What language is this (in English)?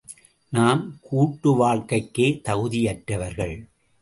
Tamil